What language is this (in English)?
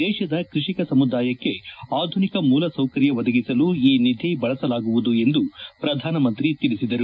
Kannada